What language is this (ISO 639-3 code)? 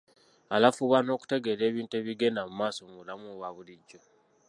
lug